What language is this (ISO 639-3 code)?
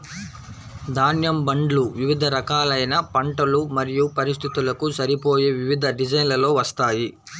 tel